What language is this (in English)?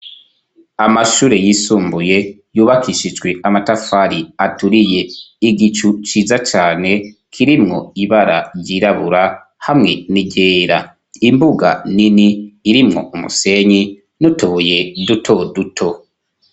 Rundi